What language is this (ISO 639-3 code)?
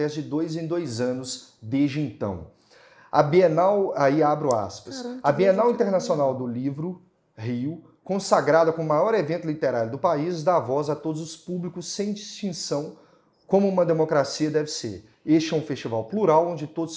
por